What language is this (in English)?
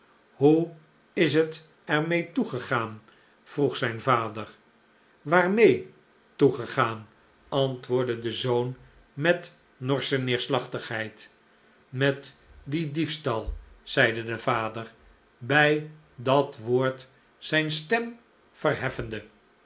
Dutch